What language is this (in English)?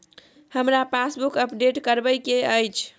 Maithili